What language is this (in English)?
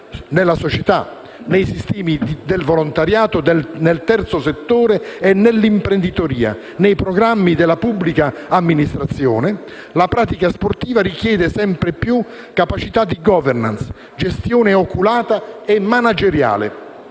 Italian